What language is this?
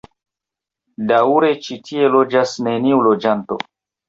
Esperanto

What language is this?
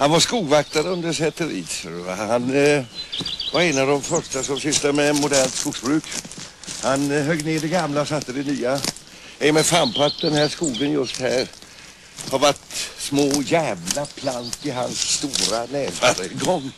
Swedish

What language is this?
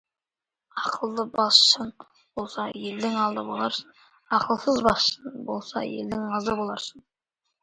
Kazakh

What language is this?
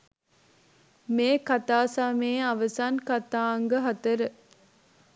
Sinhala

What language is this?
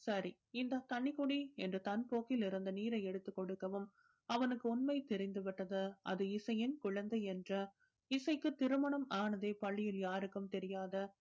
Tamil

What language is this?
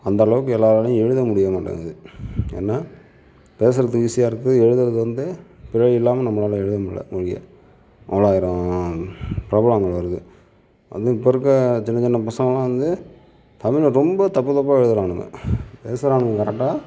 Tamil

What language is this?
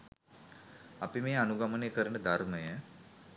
Sinhala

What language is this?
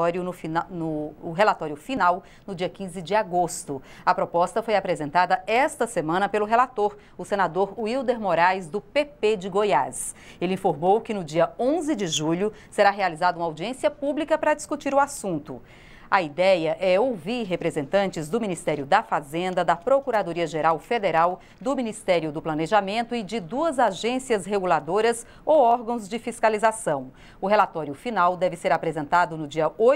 Portuguese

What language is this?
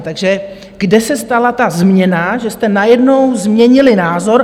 Czech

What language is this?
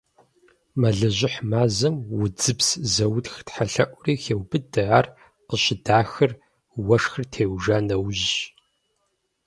Kabardian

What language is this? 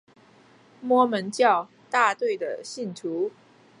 Chinese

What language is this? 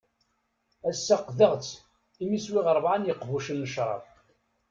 Kabyle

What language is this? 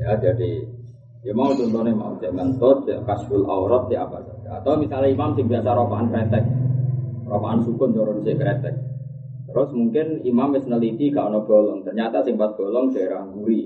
Indonesian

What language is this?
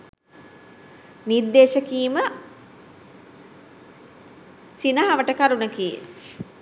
Sinhala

